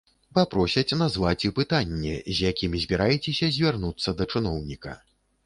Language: Belarusian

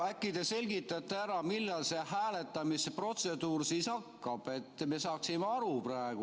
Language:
Estonian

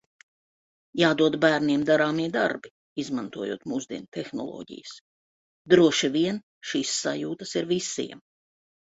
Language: Latvian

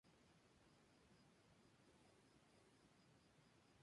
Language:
Spanish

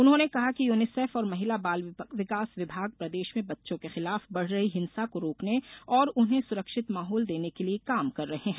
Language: Hindi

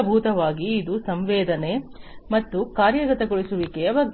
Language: Kannada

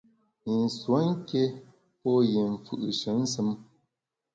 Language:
Bamun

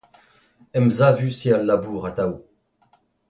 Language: Breton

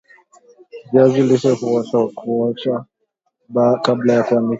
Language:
Swahili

